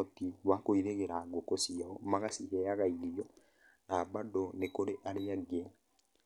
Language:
Kikuyu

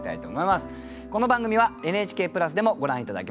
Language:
Japanese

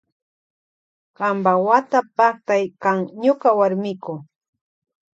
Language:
Loja Highland Quichua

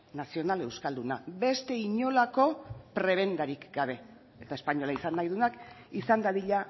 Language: Basque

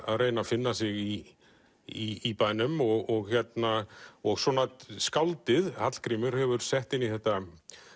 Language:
Icelandic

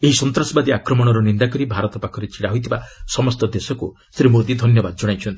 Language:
Odia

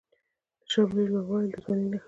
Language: Pashto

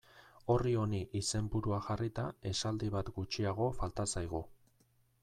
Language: Basque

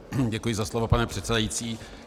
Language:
Czech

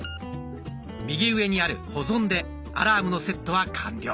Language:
Japanese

